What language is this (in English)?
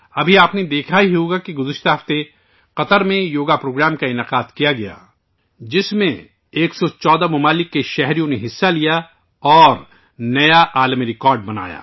Urdu